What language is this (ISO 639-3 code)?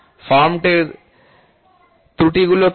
ben